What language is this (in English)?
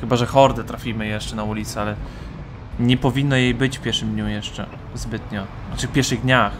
Polish